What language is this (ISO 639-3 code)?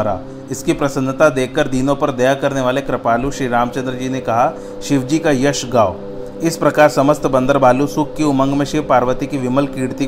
hin